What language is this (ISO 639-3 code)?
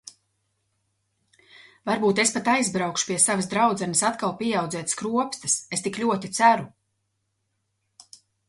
lav